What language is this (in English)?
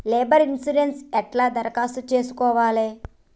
Telugu